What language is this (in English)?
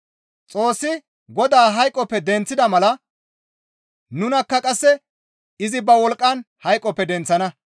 Gamo